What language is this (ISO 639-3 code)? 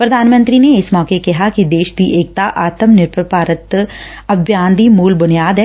pan